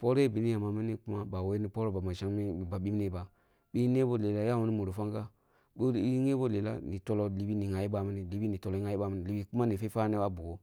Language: Kulung (Nigeria)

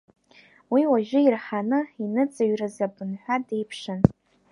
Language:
Abkhazian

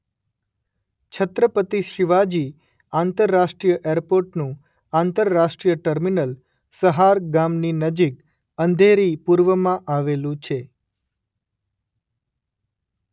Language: Gujarati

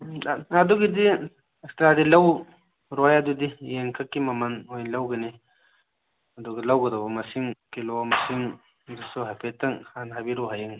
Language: Manipuri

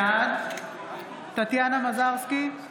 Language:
Hebrew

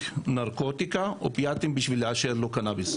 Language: Hebrew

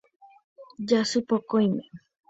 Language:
Guarani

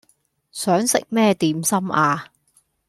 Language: Cantonese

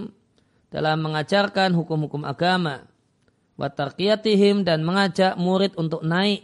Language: Indonesian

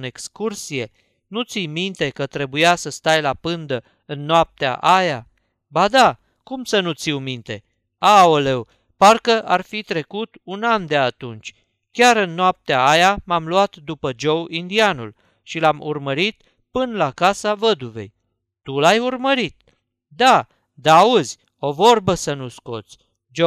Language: Romanian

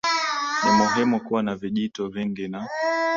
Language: Swahili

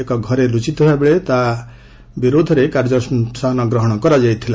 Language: Odia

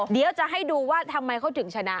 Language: Thai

